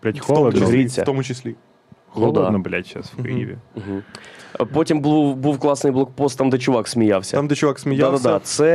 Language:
Ukrainian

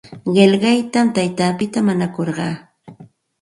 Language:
Santa Ana de Tusi Pasco Quechua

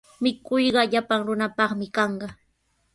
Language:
Sihuas Ancash Quechua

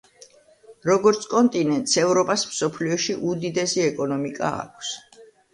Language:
Georgian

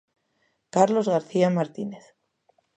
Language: Galician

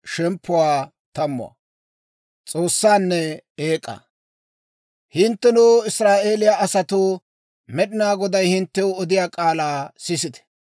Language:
Dawro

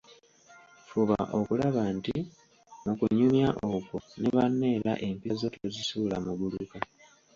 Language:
Ganda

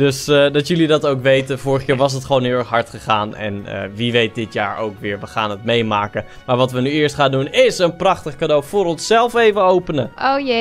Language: Dutch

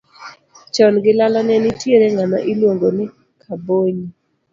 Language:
Luo (Kenya and Tanzania)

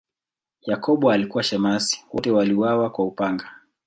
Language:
Swahili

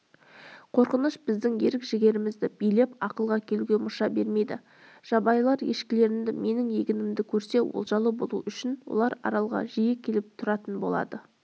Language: Kazakh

